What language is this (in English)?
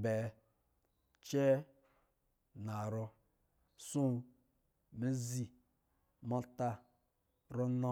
Lijili